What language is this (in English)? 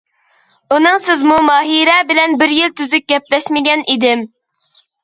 Uyghur